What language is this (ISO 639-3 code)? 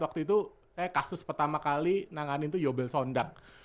ind